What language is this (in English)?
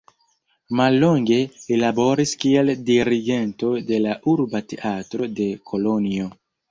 Esperanto